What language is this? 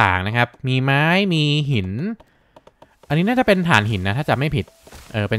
Thai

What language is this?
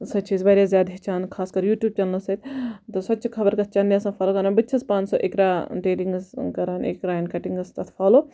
Kashmiri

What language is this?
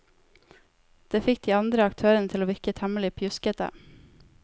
Norwegian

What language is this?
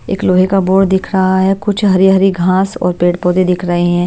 Hindi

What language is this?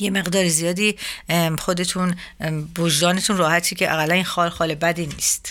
Persian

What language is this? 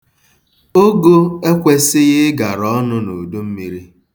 Igbo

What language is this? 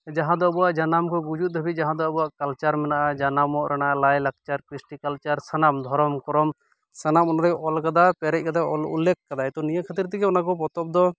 Santali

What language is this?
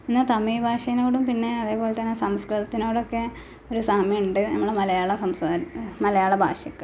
Malayalam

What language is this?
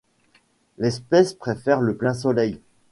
French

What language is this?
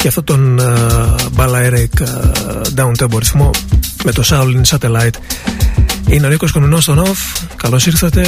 Greek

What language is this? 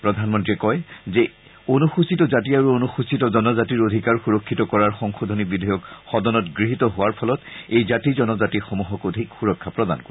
Assamese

